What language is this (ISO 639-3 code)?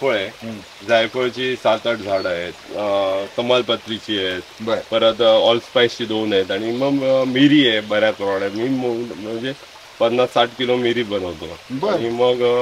mar